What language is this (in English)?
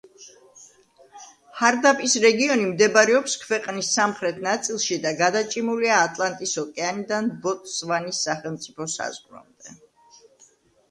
Georgian